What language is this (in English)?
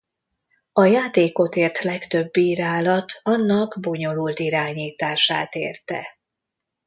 Hungarian